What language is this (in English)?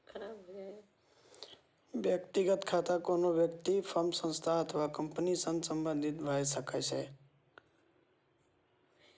Maithili